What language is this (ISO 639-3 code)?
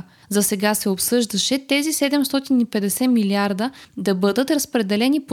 bul